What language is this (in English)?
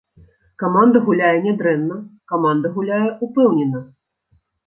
Belarusian